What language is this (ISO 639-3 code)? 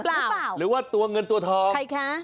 tha